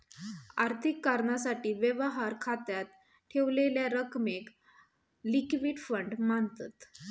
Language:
Marathi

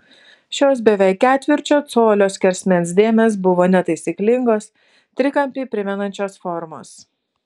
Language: Lithuanian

